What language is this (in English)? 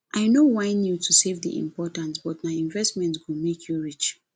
Nigerian Pidgin